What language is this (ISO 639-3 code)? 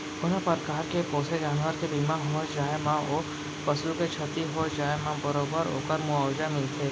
hne